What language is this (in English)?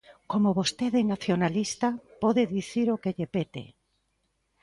Galician